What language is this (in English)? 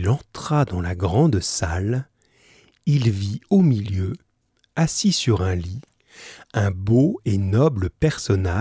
French